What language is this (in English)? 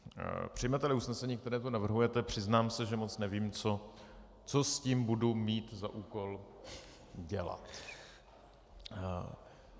Czech